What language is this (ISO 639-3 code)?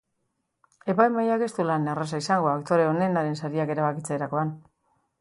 eus